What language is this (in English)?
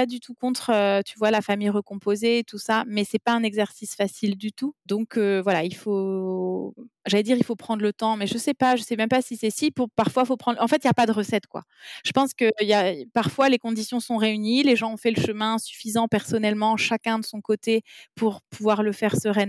French